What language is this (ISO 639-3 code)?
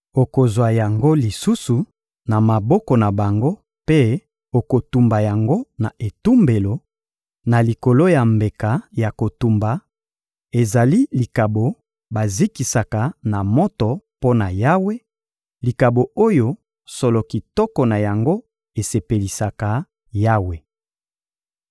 lin